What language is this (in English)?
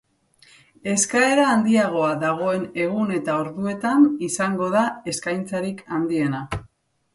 Basque